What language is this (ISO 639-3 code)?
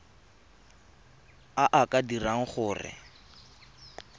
tsn